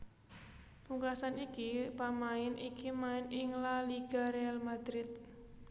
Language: Javanese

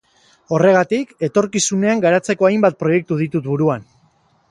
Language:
Basque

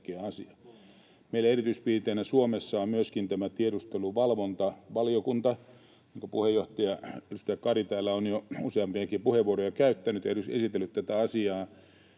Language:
Finnish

